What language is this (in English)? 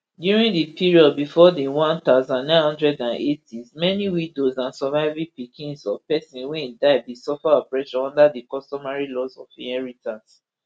Nigerian Pidgin